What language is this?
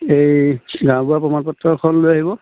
Assamese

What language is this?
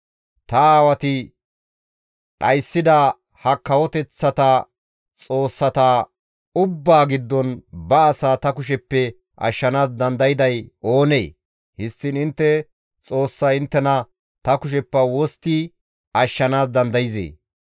Gamo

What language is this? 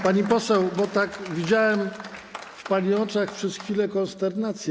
Polish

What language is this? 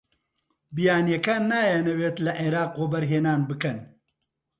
Central Kurdish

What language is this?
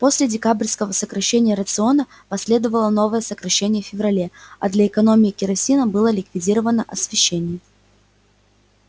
Russian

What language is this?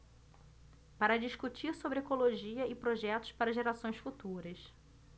Portuguese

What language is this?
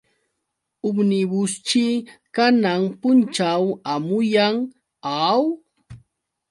Yauyos Quechua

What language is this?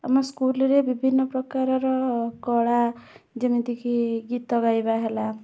Odia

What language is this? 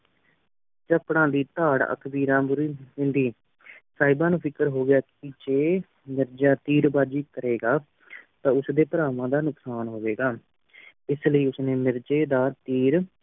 Punjabi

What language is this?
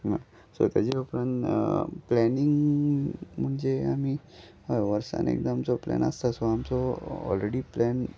Konkani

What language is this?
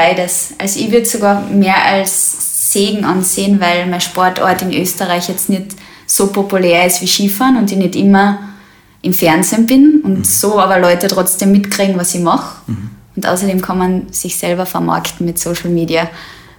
German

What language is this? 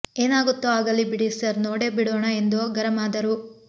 Kannada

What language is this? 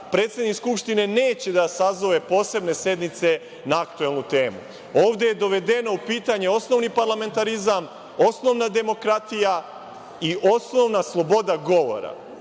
Serbian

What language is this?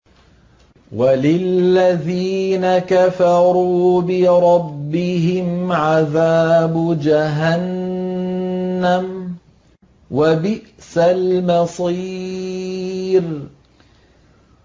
Arabic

